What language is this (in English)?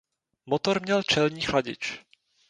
Czech